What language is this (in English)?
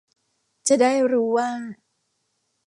Thai